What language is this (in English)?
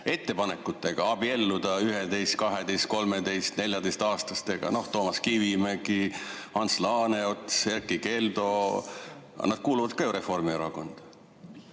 Estonian